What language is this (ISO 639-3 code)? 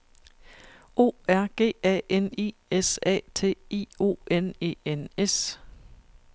dan